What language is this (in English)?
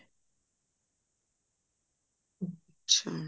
Punjabi